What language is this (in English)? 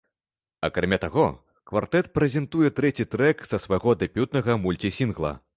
Belarusian